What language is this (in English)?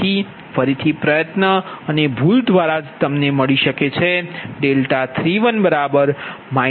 Gujarati